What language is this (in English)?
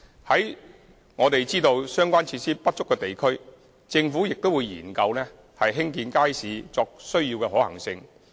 Cantonese